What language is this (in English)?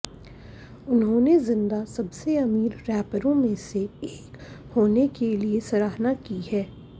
Hindi